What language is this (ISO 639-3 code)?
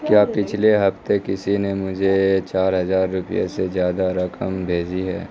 urd